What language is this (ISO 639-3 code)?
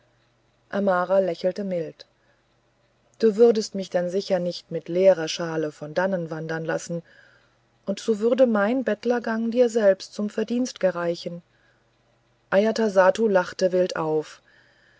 deu